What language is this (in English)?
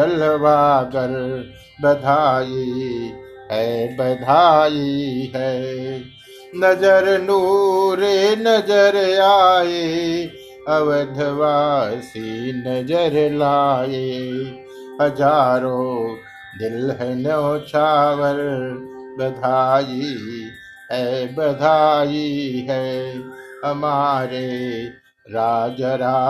Hindi